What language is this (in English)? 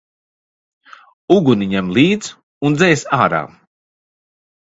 Latvian